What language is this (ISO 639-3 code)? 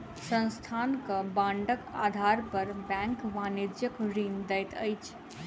mai